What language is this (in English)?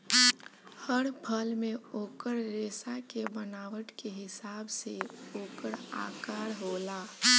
Bhojpuri